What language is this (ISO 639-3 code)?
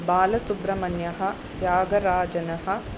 san